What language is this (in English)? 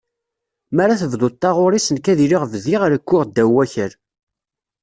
Kabyle